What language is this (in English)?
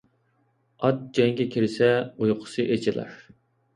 Uyghur